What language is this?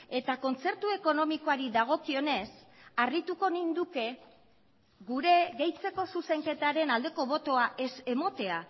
Basque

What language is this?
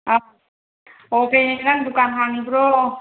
Manipuri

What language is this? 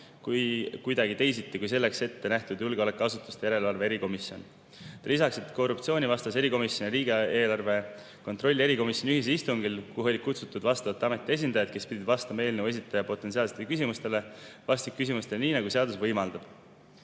Estonian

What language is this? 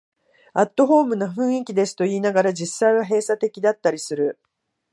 Japanese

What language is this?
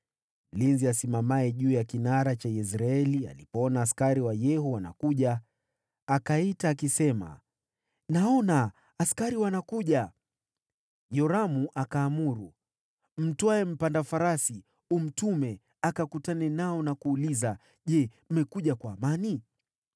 Swahili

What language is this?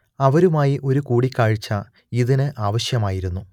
Malayalam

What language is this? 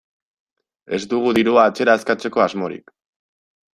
Basque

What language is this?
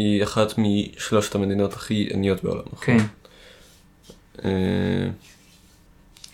Hebrew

